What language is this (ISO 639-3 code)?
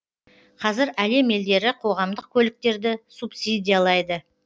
kaz